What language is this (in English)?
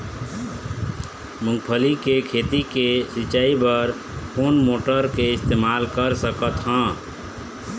Chhattisgarhi